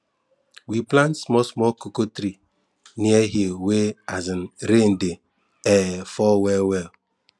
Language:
Nigerian Pidgin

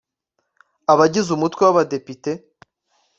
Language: Kinyarwanda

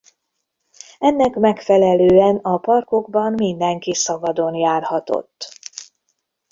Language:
Hungarian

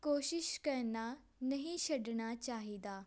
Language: Punjabi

